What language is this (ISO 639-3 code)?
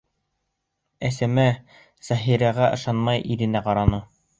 bak